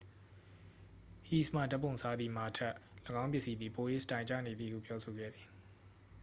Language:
Burmese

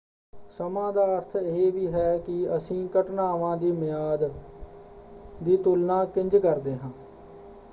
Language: Punjabi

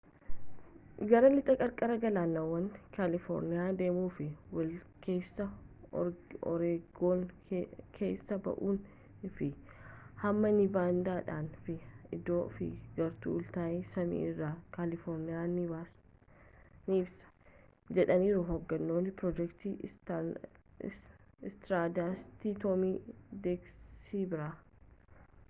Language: Oromo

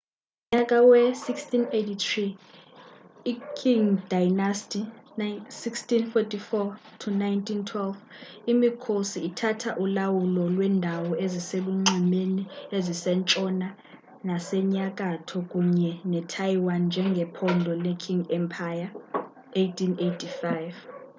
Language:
Xhosa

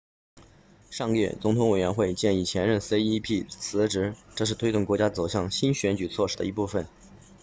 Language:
Chinese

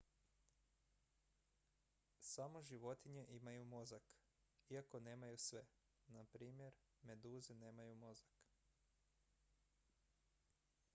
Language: Croatian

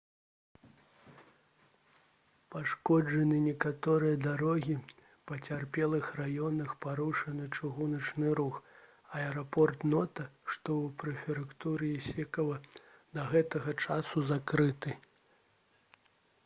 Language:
Belarusian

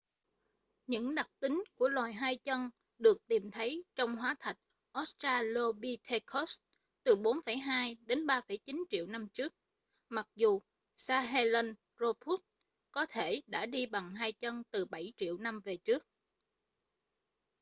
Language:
Vietnamese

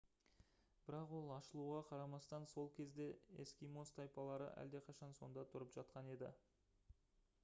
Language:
Kazakh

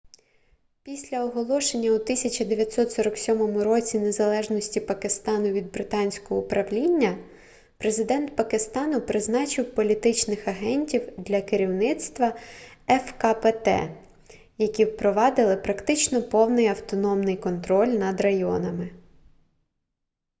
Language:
Ukrainian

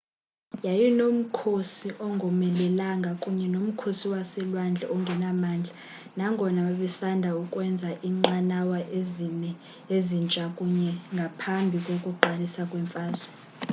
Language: Xhosa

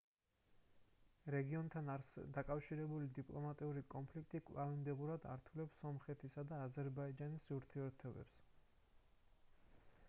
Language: Georgian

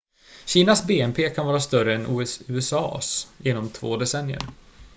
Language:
Swedish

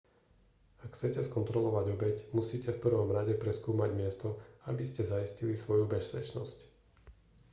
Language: Slovak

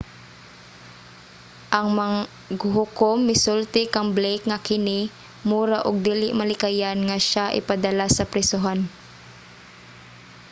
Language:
Cebuano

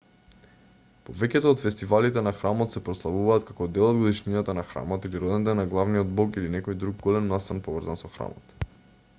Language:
Macedonian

